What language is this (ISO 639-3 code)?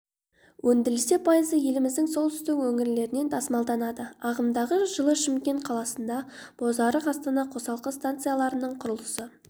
kaz